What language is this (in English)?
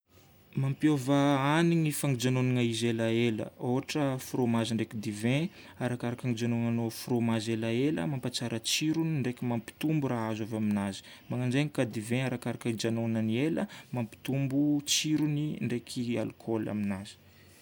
Northern Betsimisaraka Malagasy